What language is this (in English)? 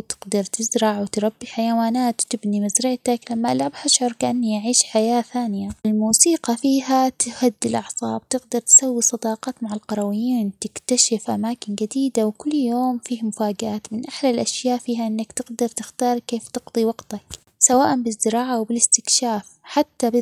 Omani Arabic